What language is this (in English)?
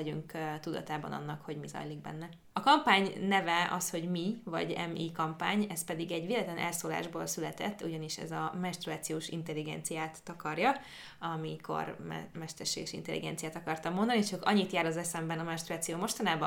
Hungarian